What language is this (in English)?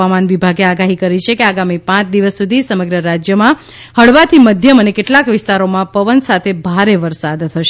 Gujarati